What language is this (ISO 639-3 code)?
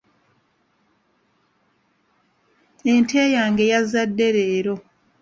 lug